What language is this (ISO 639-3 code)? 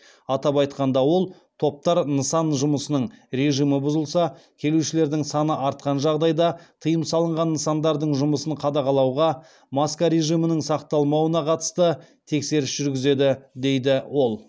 kaz